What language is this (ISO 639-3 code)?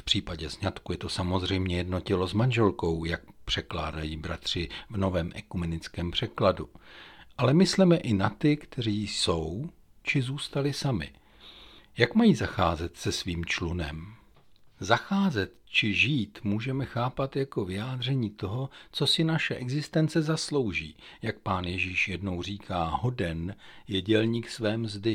ces